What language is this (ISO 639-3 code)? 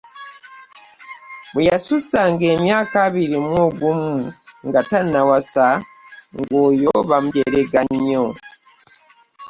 lug